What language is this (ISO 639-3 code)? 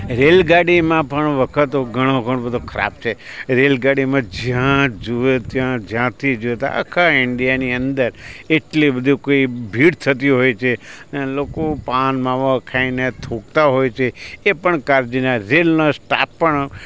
guj